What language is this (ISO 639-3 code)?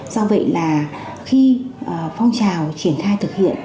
vie